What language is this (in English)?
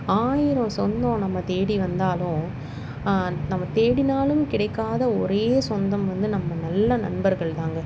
Tamil